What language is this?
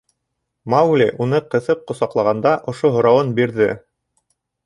Bashkir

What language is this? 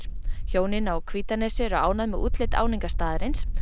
Icelandic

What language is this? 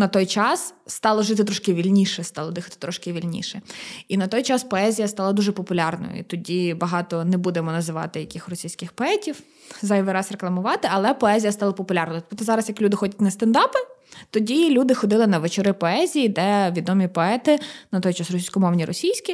Ukrainian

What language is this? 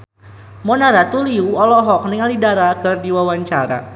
Sundanese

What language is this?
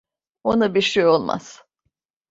Turkish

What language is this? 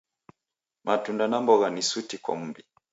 Taita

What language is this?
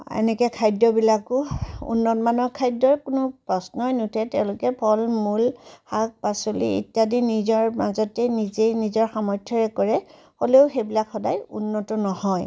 Assamese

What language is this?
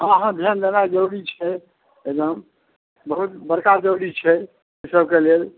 Maithili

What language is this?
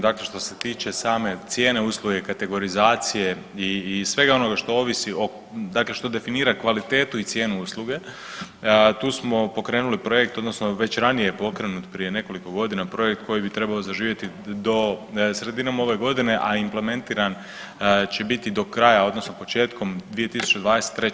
Croatian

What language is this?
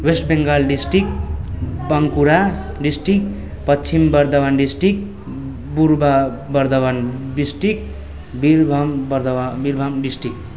Nepali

